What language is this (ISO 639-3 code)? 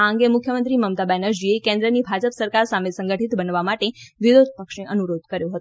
guj